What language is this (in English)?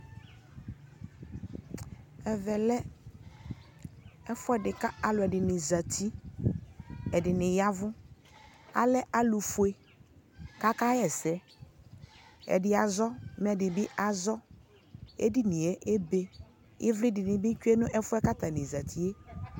Ikposo